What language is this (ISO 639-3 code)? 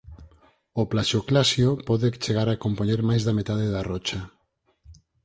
glg